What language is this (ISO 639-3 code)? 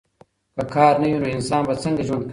pus